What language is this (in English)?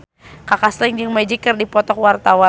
Sundanese